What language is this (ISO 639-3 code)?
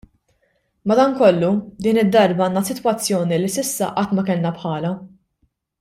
mlt